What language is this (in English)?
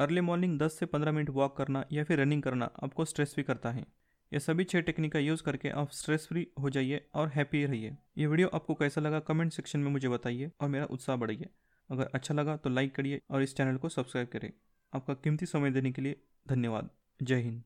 Hindi